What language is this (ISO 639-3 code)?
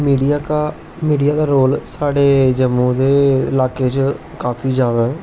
doi